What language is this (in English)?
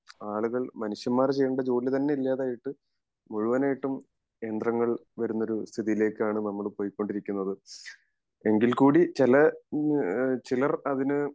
Malayalam